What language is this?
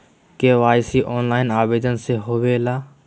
Magahi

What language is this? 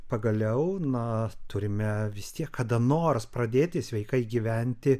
Lithuanian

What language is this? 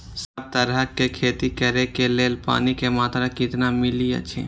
Maithili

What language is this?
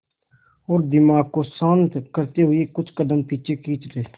Hindi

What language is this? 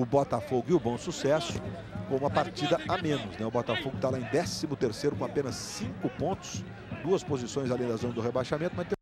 Portuguese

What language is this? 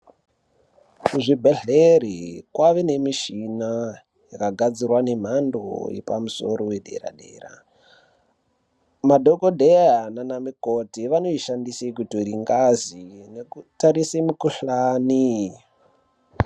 Ndau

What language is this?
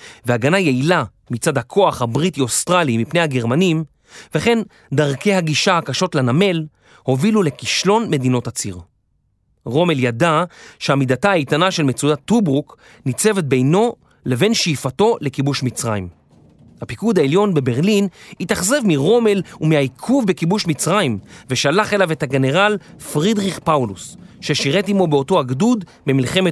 Hebrew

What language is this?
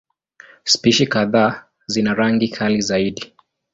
Swahili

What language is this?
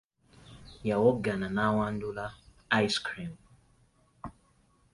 Ganda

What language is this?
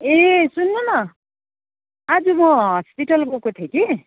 Nepali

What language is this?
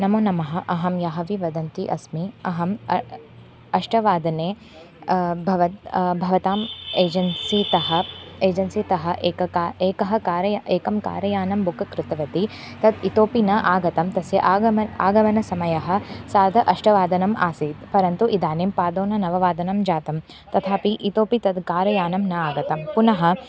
Sanskrit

